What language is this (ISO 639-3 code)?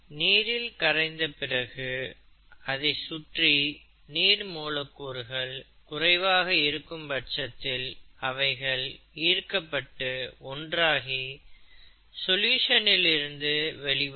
tam